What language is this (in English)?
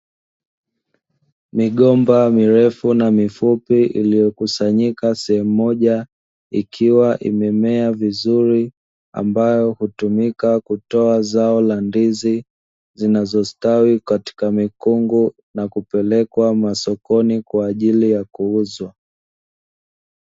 Swahili